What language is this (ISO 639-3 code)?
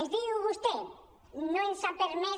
cat